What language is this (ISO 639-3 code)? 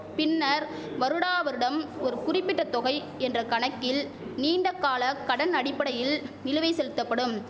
tam